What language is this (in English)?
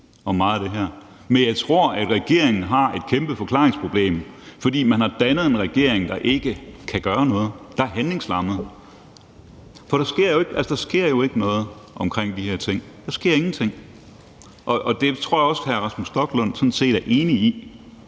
Danish